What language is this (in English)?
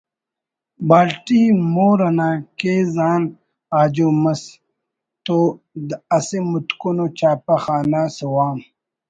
Brahui